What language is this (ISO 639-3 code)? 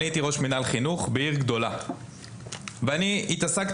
heb